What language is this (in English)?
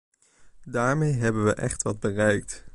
Dutch